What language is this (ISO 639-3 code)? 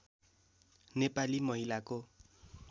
nep